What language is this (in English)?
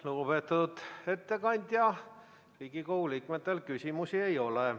Estonian